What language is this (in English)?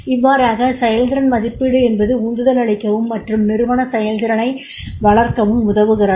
Tamil